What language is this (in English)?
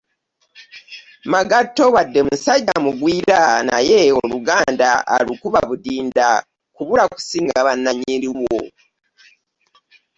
Ganda